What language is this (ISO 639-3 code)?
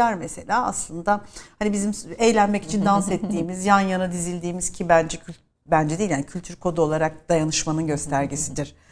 tur